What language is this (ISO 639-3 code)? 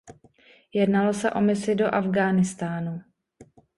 ces